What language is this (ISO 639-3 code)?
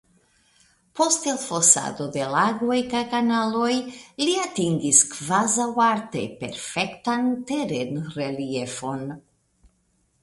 epo